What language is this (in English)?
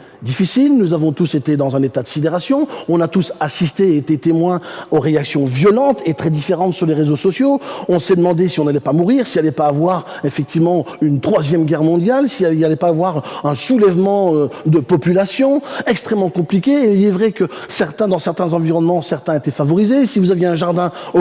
French